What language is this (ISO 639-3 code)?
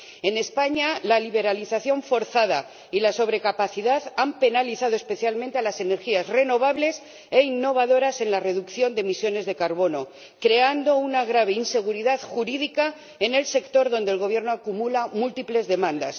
spa